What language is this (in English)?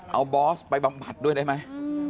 Thai